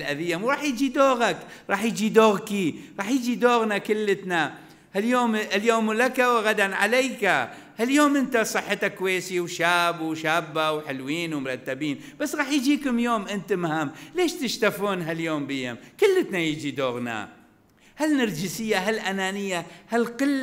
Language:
Arabic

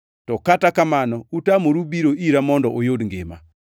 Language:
Luo (Kenya and Tanzania)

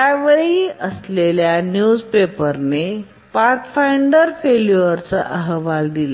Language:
Marathi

